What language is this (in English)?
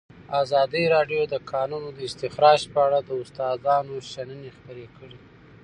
Pashto